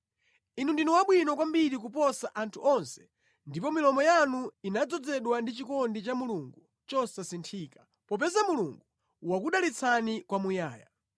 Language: Nyanja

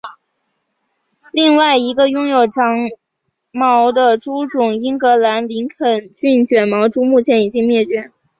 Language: Chinese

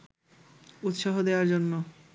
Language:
Bangla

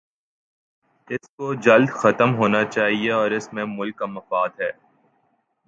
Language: Urdu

